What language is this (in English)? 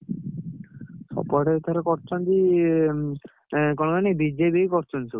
Odia